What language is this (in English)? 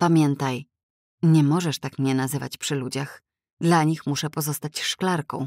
Polish